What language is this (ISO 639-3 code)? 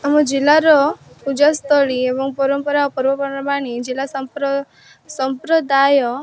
ori